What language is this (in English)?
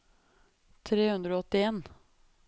Norwegian